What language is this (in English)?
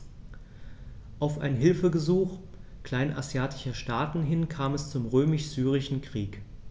German